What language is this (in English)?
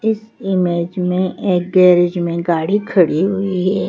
Hindi